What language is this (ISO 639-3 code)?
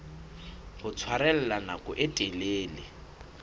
sot